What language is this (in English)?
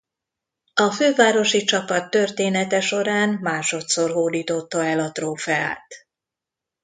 Hungarian